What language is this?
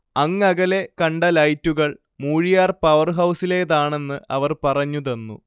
Malayalam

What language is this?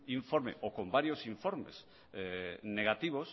Spanish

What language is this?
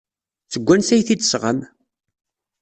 Kabyle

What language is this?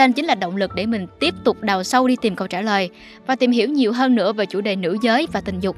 Vietnamese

